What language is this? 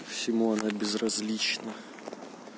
Russian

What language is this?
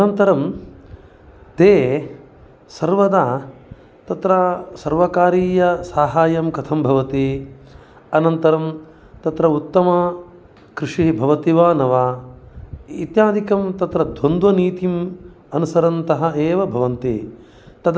Sanskrit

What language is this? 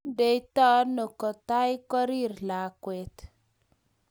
Kalenjin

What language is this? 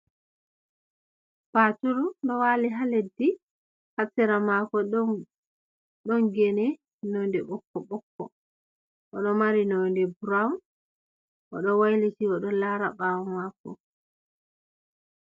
Fula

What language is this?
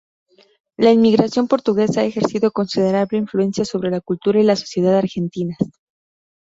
Spanish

